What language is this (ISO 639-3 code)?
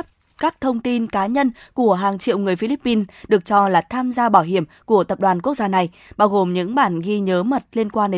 vie